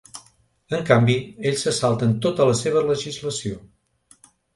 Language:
Catalan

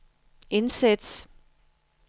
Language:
Danish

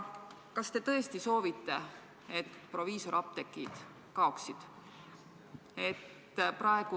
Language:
Estonian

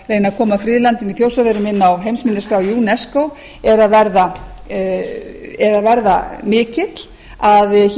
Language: Icelandic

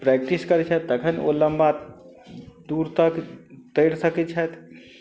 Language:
Maithili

